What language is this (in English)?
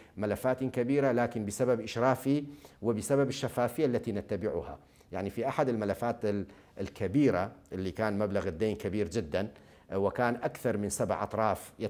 Arabic